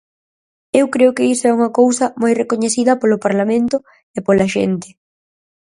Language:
Galician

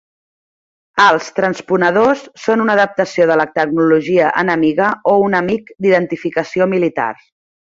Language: Catalan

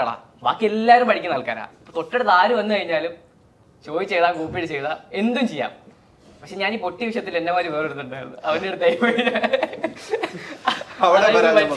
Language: Malayalam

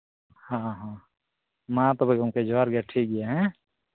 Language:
Santali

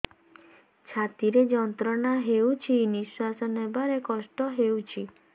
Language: Odia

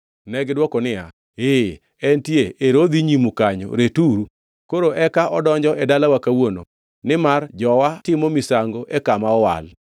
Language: Luo (Kenya and Tanzania)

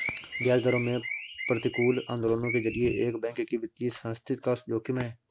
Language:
Hindi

